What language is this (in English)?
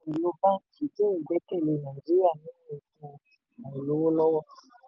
Yoruba